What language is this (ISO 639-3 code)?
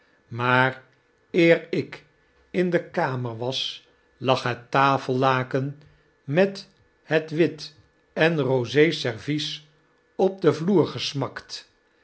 nld